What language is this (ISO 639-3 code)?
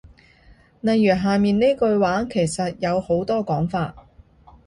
yue